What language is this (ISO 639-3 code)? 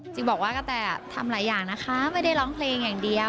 tha